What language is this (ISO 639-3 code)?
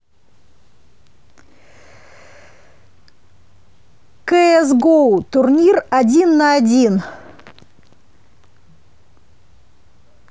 rus